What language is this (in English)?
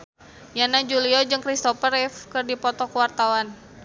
Sundanese